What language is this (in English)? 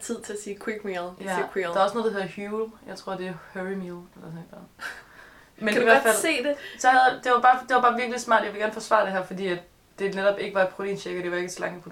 Danish